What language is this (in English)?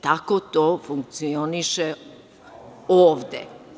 Serbian